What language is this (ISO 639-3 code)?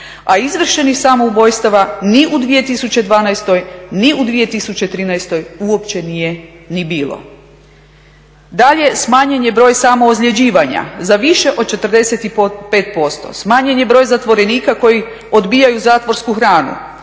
hrv